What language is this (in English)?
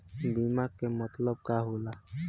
Bhojpuri